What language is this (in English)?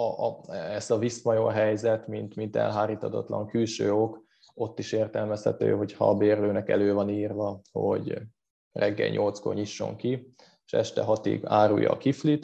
Hungarian